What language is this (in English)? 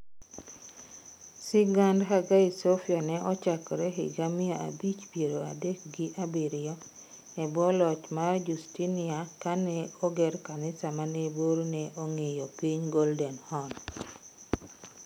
Luo (Kenya and Tanzania)